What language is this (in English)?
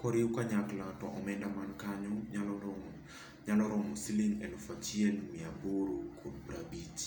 Luo (Kenya and Tanzania)